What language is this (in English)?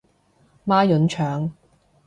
Cantonese